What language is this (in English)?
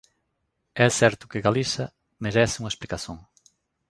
Galician